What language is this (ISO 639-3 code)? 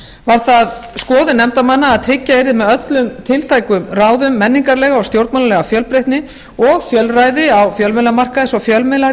isl